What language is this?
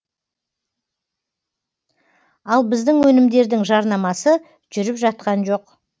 Kazakh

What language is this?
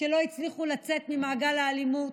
Hebrew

